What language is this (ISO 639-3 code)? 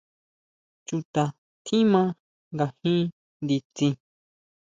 mau